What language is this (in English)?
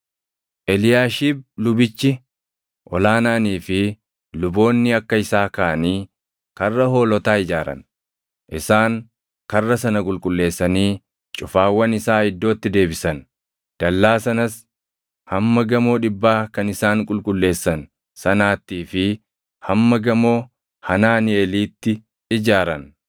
Oromo